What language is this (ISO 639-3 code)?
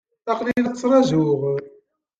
kab